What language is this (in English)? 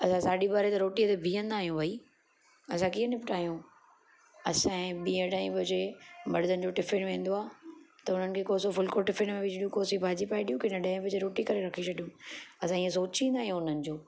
Sindhi